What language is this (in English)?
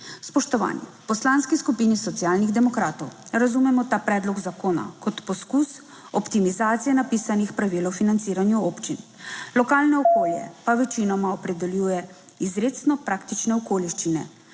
Slovenian